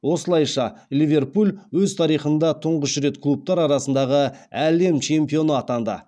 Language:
Kazakh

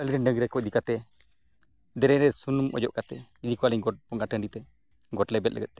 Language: Santali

